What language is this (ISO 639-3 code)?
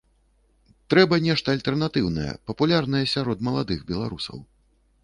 bel